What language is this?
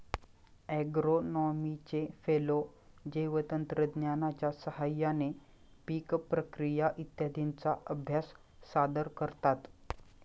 Marathi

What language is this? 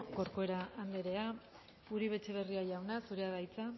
Basque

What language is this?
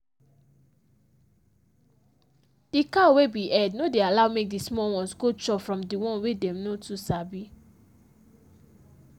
Nigerian Pidgin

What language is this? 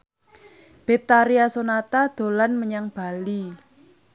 Javanese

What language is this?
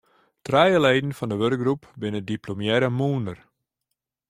Western Frisian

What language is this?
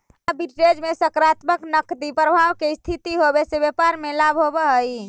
Magahi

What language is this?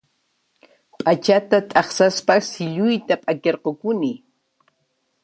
Puno Quechua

